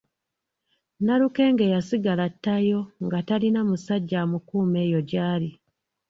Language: Ganda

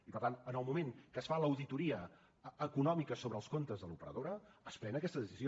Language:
Catalan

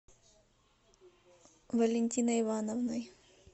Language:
Russian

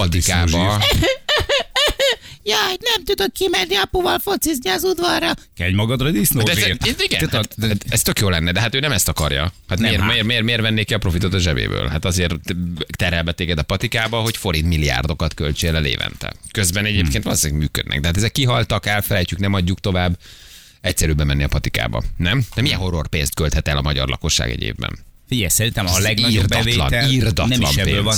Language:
Hungarian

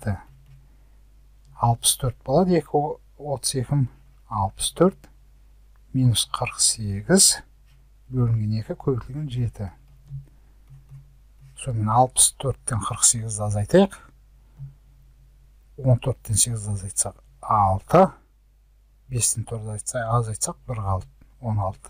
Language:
Polish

